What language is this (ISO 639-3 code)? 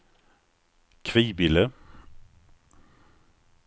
swe